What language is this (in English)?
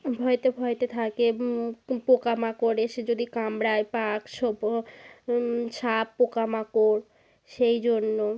Bangla